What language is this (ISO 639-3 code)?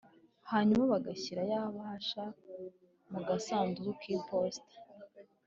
kin